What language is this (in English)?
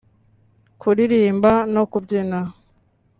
Kinyarwanda